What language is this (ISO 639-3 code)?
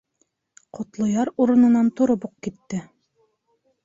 bak